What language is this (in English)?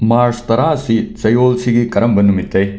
Manipuri